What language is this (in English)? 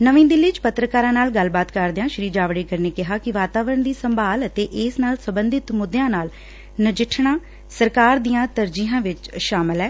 Punjabi